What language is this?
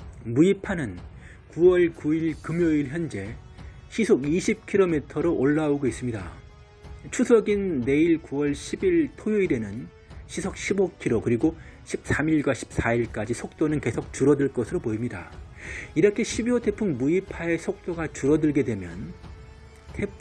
Korean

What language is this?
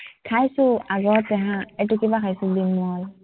Assamese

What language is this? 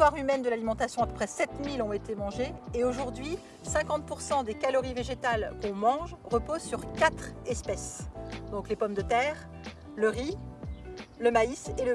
French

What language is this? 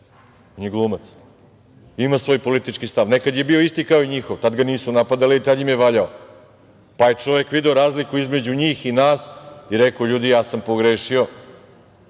Serbian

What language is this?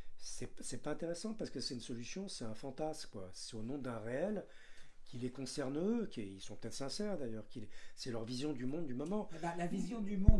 French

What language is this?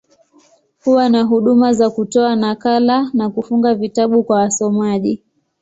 Swahili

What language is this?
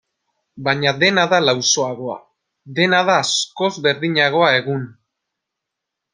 Basque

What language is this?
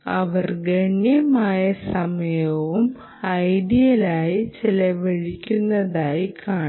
Malayalam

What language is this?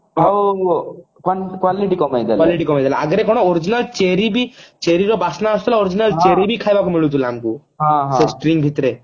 Odia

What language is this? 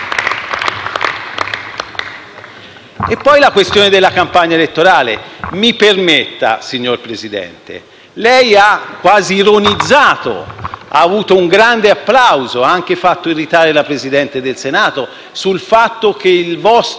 Italian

